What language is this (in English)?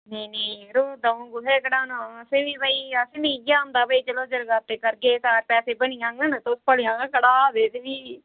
Dogri